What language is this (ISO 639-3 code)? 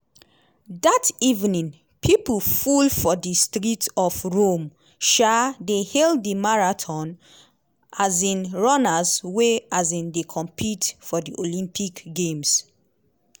pcm